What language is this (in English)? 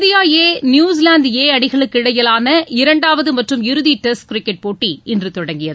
Tamil